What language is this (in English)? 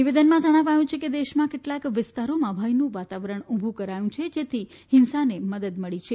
Gujarati